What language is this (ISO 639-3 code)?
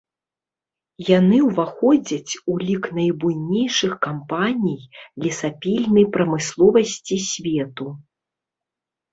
bel